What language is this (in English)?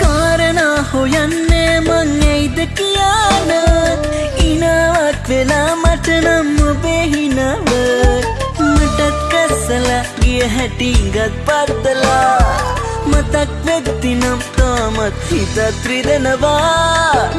Sinhala